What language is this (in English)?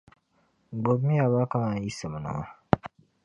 Dagbani